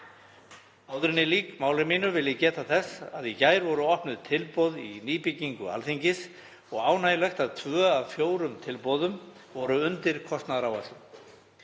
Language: Icelandic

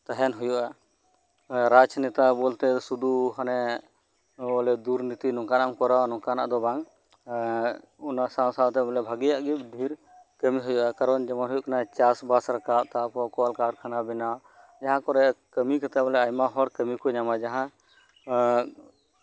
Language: Santali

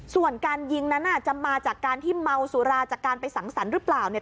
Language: Thai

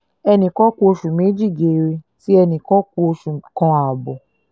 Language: Yoruba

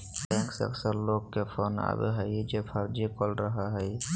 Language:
Magahi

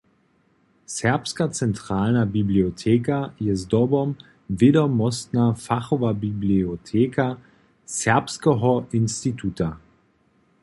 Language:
Upper Sorbian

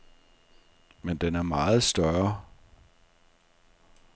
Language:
Danish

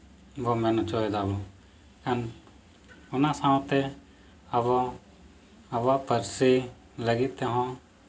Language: Santali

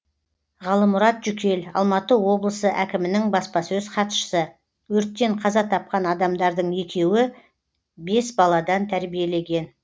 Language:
Kazakh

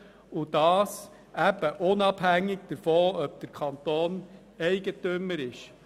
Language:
Swiss German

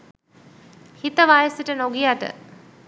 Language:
Sinhala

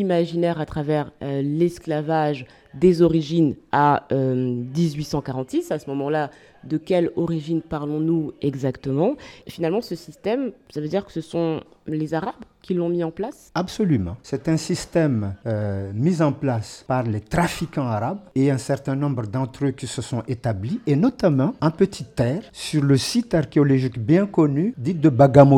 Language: French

